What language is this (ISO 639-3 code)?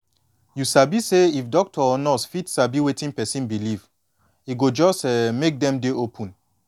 pcm